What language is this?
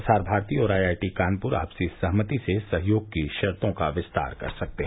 Hindi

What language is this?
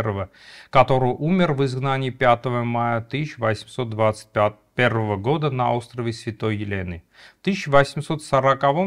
Russian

